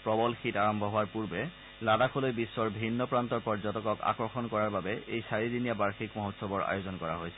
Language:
Assamese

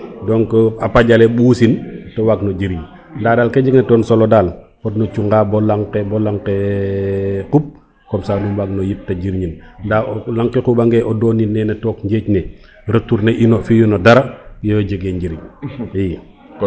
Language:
Serer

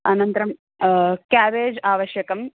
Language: Sanskrit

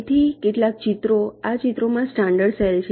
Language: Gujarati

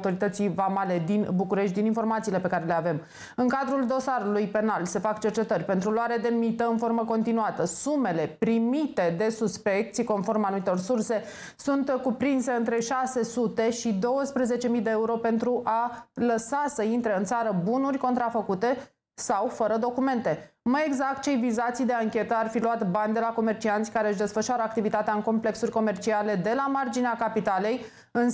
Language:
Romanian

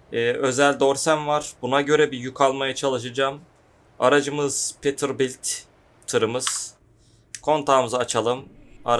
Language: Turkish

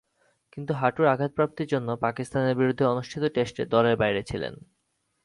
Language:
Bangla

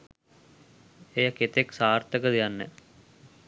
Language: Sinhala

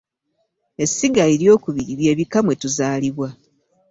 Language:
Ganda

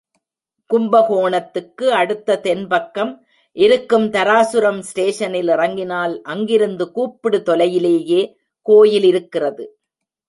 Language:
Tamil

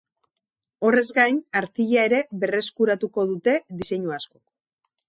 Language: Basque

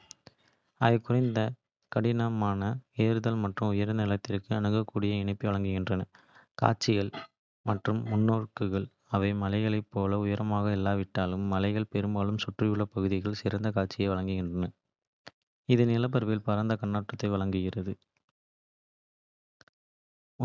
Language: Kota (India)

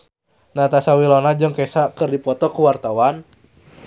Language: Sundanese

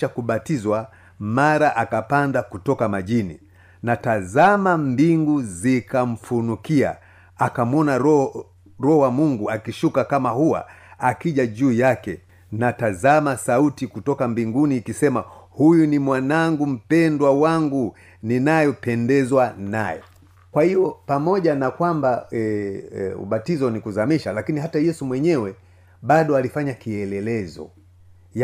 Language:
Swahili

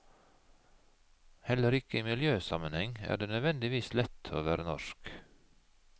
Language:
Norwegian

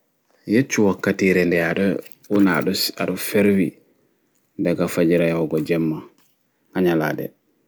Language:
Fula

